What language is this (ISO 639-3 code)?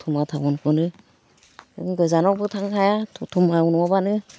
brx